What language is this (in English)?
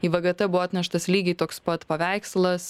Lithuanian